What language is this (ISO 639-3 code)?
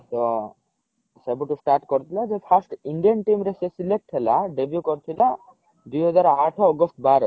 ori